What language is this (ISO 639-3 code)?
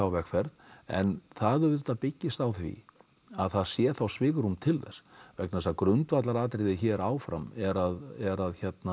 isl